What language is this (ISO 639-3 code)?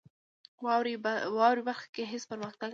pus